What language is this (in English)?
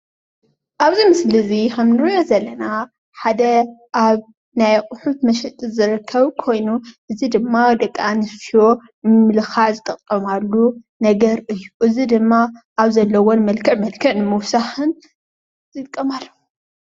Tigrinya